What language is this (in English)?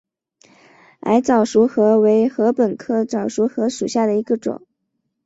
Chinese